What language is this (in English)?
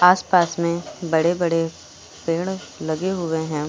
Hindi